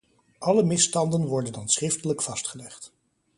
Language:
Dutch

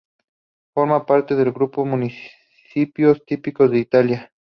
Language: Spanish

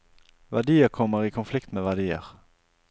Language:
Norwegian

